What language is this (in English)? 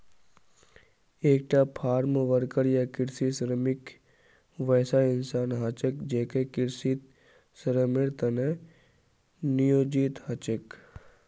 Magahi